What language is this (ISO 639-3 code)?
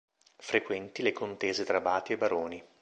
ita